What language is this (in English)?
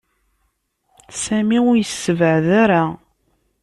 Kabyle